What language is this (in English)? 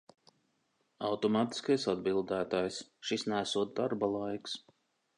Latvian